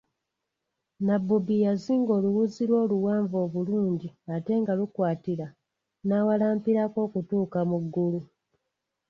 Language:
Ganda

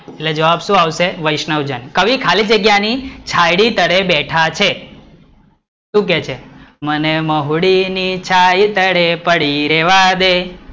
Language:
Gujarati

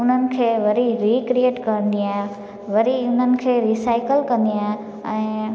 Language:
Sindhi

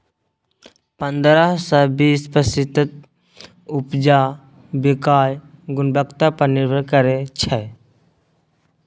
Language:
Maithili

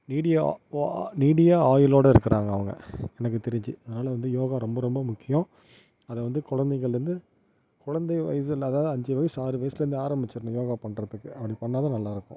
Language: Tamil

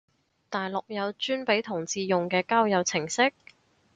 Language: Cantonese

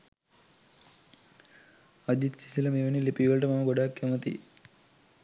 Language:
Sinhala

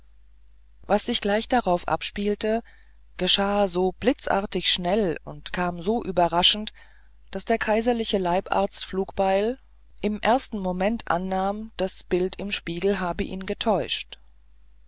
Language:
German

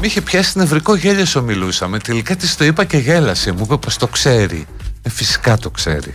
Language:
Greek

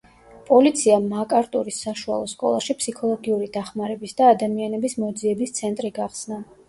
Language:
Georgian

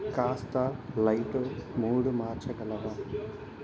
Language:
Telugu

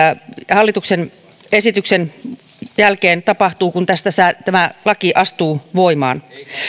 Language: Finnish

